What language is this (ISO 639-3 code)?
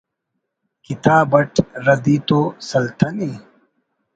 brh